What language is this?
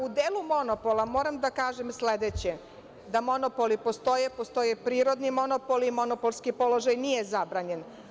Serbian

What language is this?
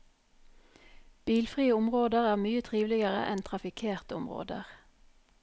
Norwegian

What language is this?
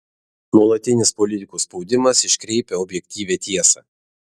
Lithuanian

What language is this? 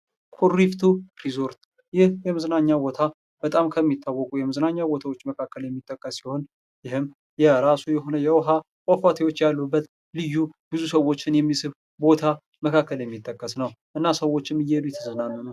Amharic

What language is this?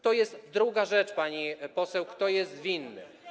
Polish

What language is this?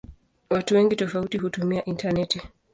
Swahili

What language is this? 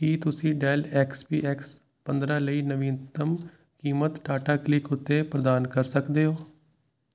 Punjabi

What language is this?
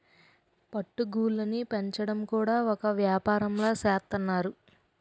Telugu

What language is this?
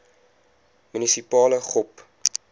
Afrikaans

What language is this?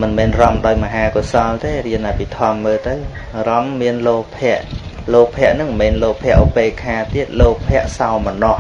Vietnamese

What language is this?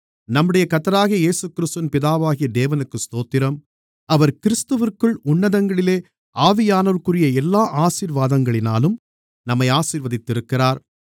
Tamil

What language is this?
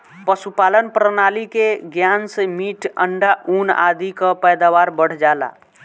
Bhojpuri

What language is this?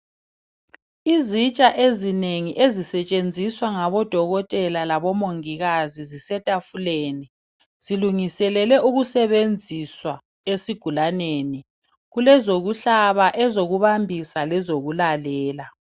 North Ndebele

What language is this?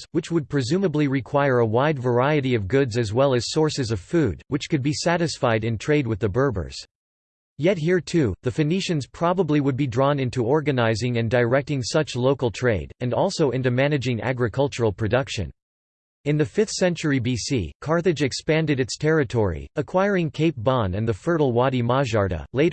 English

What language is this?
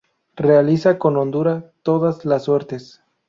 Spanish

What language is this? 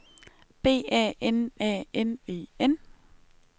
Danish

